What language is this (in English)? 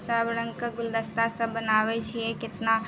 Maithili